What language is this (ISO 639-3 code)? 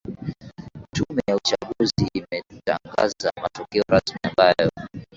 swa